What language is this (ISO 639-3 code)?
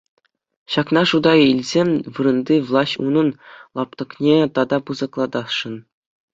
chv